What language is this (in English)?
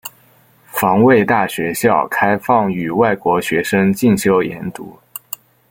Chinese